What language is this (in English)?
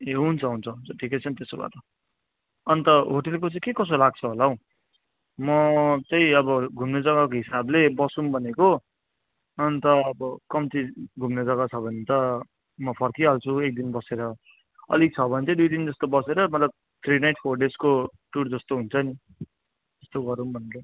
Nepali